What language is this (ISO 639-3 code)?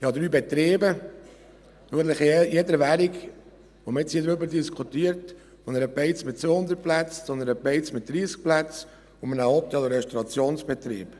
gsw